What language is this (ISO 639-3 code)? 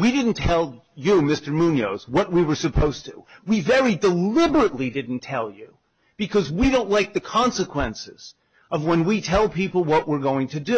eng